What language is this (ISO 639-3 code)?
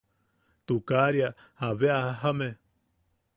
yaq